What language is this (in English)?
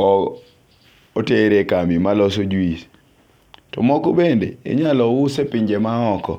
Luo (Kenya and Tanzania)